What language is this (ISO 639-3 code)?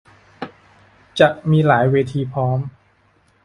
tha